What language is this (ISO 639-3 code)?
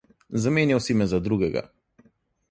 slv